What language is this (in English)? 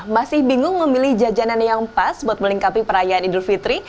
Indonesian